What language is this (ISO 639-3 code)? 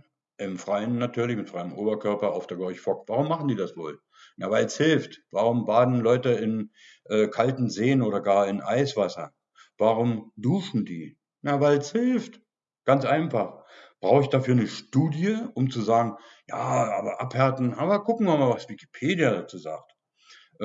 deu